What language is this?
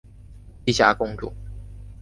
Chinese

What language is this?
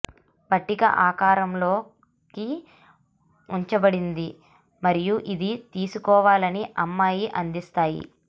Telugu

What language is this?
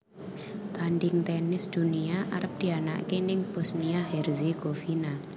Javanese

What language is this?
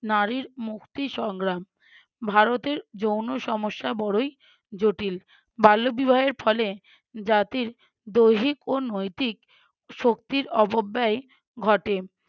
Bangla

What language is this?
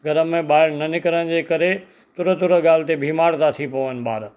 Sindhi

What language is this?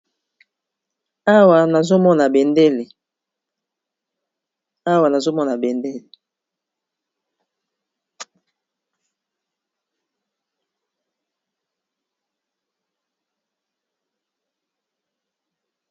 Lingala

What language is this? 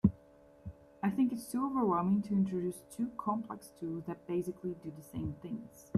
English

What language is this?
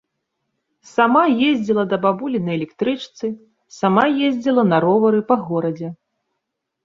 Belarusian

